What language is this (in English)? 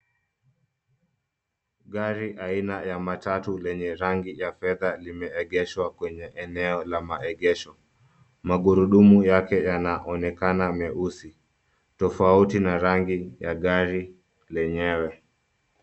Swahili